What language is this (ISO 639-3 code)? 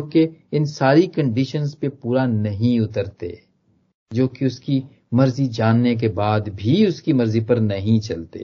hin